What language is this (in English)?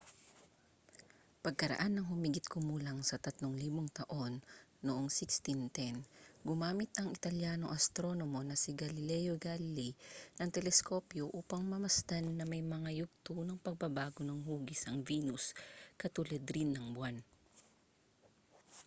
Filipino